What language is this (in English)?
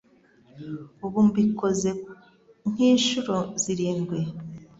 Kinyarwanda